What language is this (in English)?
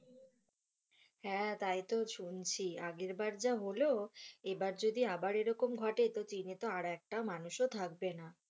Bangla